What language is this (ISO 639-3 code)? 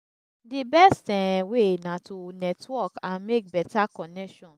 pcm